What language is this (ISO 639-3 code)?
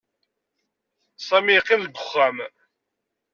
kab